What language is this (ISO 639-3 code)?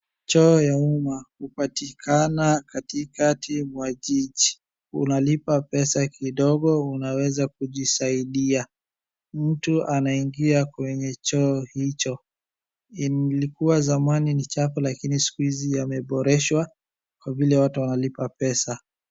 swa